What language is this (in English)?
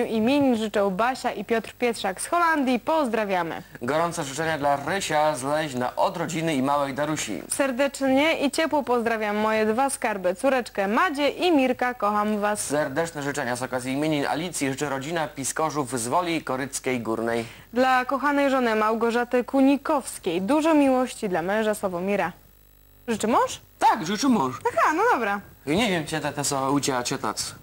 Polish